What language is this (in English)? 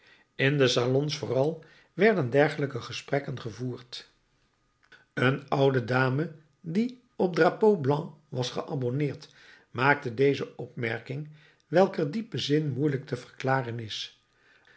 Dutch